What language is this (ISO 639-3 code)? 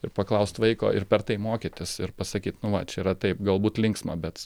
lit